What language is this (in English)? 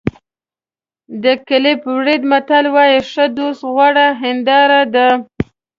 Pashto